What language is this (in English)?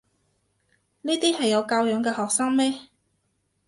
Cantonese